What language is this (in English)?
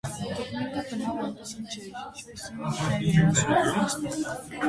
Armenian